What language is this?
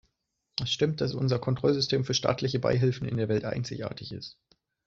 German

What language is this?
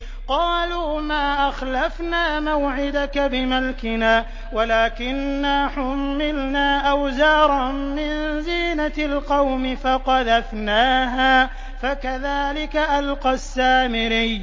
Arabic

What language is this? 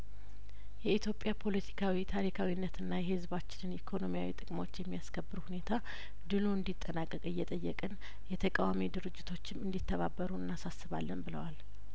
Amharic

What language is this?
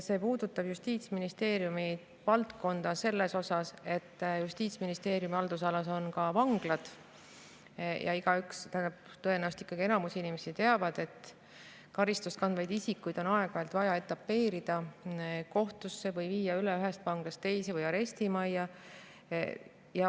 Estonian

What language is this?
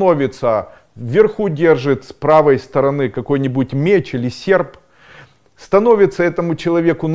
Russian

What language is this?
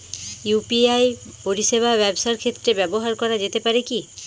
Bangla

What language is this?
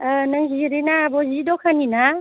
Bodo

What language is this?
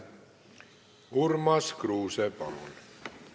Estonian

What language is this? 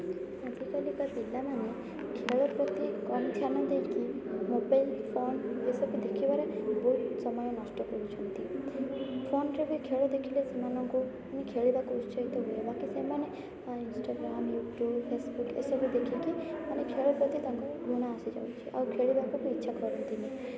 Odia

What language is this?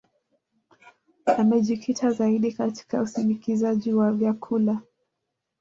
Swahili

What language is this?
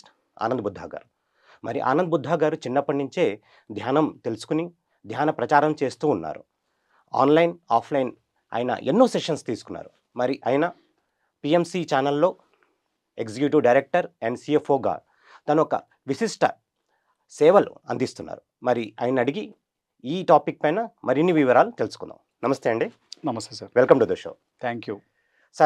Telugu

